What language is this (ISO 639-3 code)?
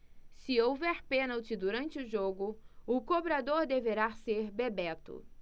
por